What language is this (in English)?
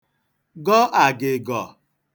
Igbo